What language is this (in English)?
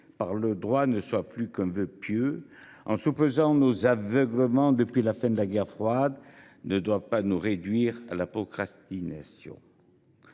French